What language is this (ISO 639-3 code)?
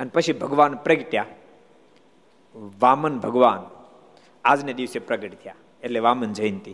guj